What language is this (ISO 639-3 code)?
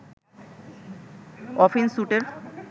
ben